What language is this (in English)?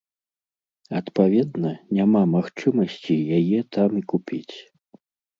Belarusian